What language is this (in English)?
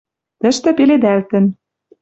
Western Mari